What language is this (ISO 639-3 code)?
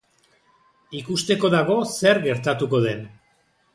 eus